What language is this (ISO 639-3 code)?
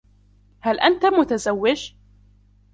ara